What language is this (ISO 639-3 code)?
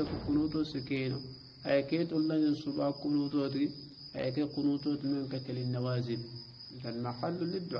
ara